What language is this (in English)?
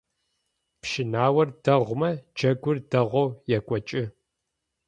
Adyghe